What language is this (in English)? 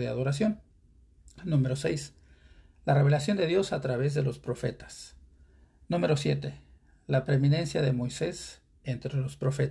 Spanish